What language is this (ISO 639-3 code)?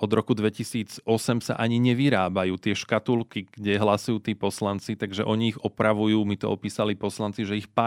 slk